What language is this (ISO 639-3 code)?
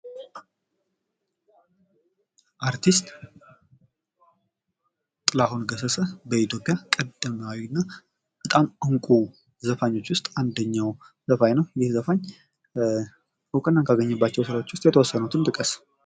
amh